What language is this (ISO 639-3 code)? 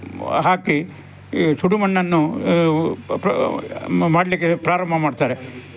kan